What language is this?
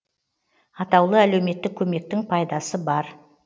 Kazakh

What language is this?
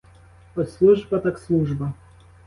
Ukrainian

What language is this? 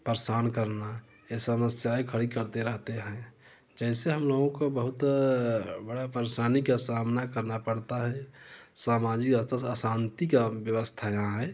Hindi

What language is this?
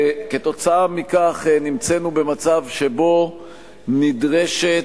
Hebrew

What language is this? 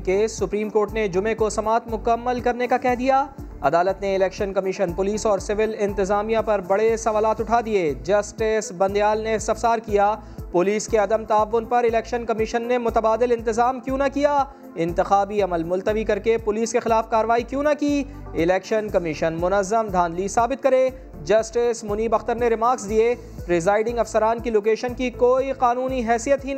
Urdu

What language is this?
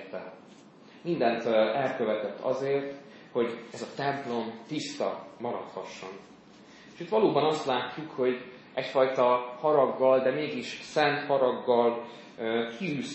Hungarian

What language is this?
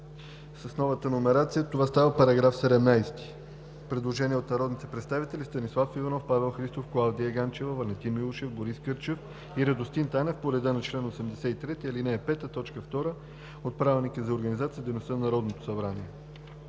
Bulgarian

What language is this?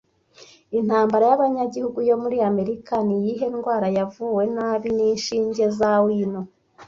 Kinyarwanda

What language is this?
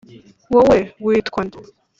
Kinyarwanda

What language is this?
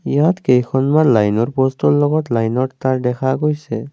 Assamese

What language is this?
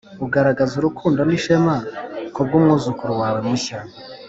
Kinyarwanda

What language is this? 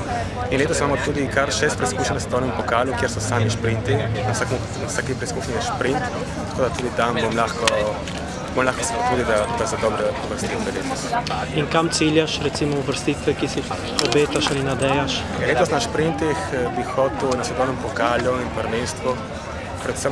Bulgarian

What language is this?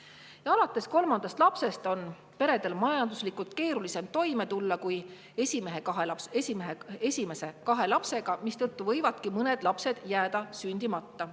Estonian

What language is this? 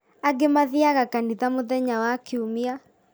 Kikuyu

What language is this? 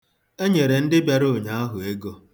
Igbo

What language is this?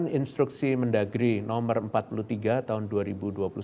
Indonesian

